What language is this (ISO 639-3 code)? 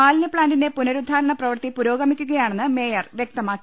mal